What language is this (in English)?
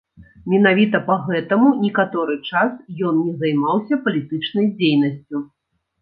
Belarusian